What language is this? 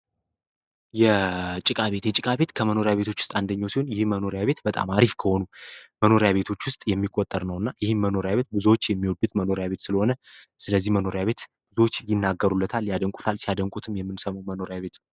Amharic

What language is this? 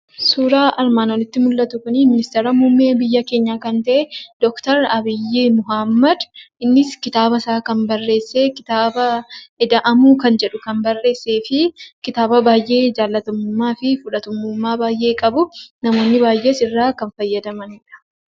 Oromo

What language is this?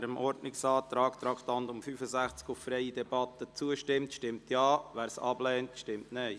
Swiss German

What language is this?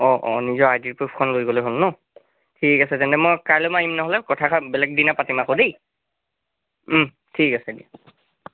Assamese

